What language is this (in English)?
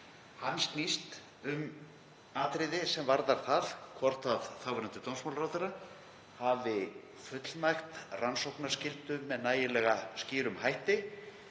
Icelandic